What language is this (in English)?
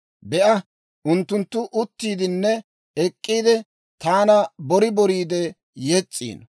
Dawro